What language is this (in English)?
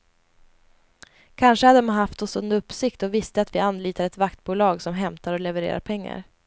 Swedish